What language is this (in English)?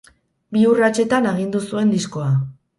Basque